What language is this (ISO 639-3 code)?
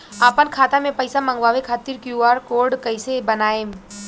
bho